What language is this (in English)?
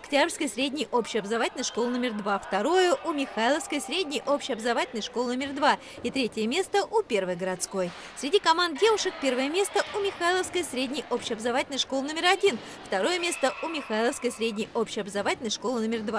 Russian